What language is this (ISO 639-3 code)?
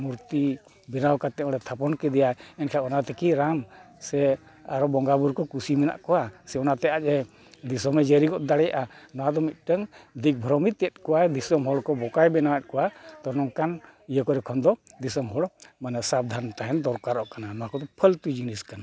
sat